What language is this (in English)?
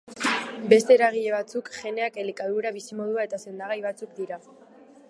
Basque